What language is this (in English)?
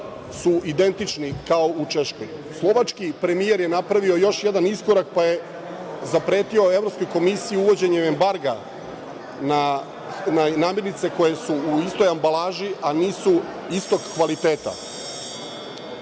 Serbian